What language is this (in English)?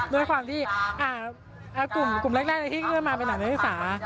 Thai